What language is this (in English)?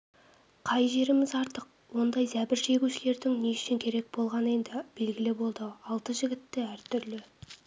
Kazakh